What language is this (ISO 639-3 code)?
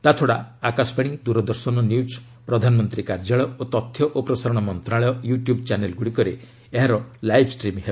ori